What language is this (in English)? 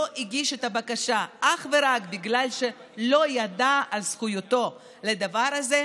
Hebrew